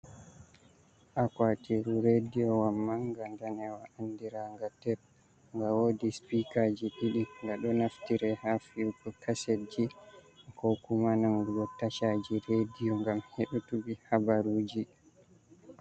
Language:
Fula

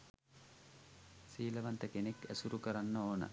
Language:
Sinhala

